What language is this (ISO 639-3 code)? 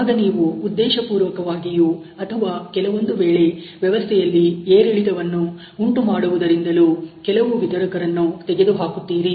kan